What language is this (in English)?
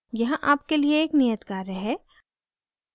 Hindi